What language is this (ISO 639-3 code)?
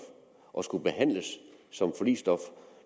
dan